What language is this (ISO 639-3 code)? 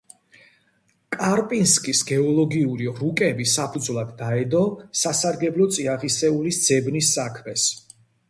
kat